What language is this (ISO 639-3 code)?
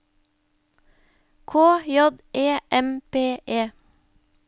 nor